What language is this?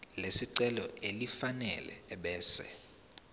Zulu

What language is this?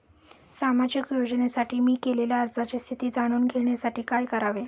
Marathi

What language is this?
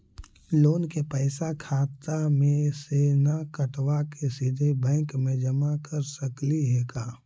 Magahi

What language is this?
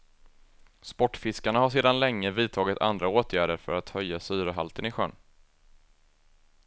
Swedish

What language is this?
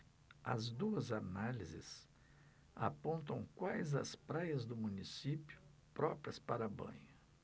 Portuguese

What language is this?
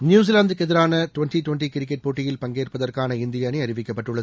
Tamil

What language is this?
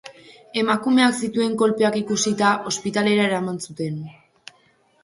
Basque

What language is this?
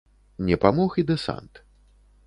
Belarusian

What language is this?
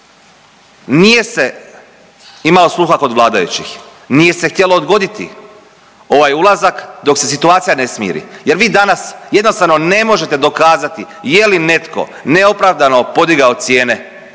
Croatian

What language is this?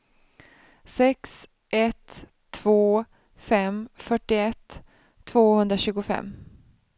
Swedish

